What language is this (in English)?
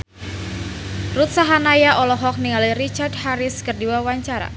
Sundanese